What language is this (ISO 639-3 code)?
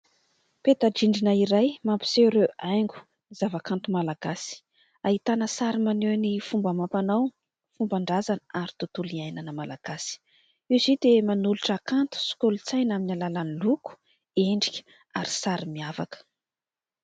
mlg